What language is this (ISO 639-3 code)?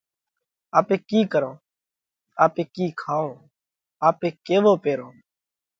kvx